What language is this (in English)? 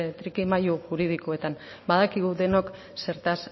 Basque